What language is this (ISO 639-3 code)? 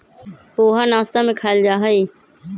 mag